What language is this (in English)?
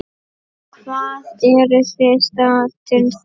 Icelandic